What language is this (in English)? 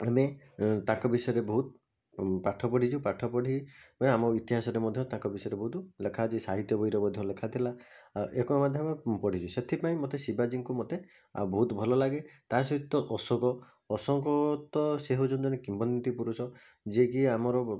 Odia